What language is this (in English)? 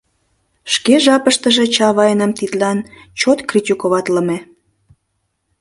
Mari